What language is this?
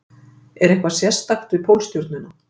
Icelandic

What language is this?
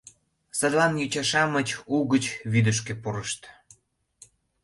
Mari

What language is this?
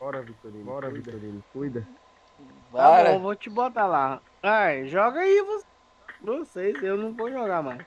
Portuguese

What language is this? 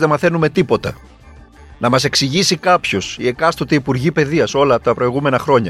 Greek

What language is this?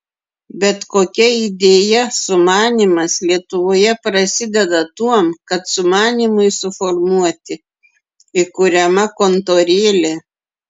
Lithuanian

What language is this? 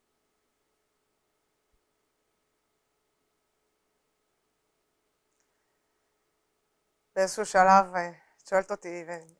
Hebrew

